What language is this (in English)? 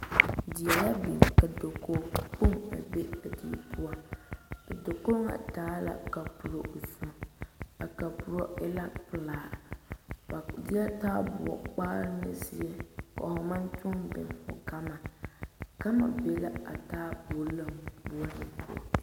Southern Dagaare